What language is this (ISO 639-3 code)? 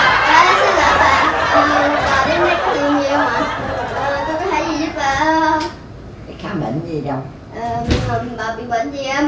vie